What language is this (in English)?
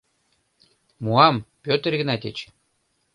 Mari